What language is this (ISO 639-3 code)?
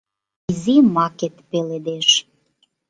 chm